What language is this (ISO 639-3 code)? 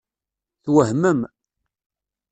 kab